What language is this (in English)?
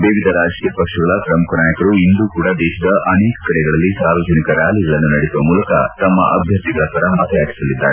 Kannada